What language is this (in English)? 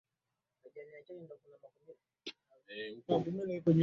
Swahili